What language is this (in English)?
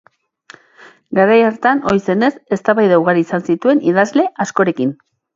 Basque